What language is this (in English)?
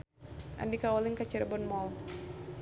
Sundanese